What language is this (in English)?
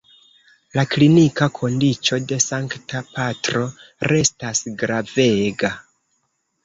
Esperanto